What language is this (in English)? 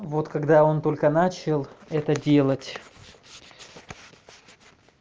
Russian